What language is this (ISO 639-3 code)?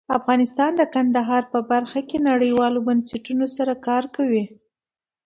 pus